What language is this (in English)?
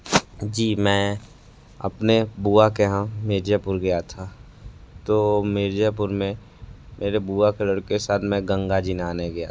Hindi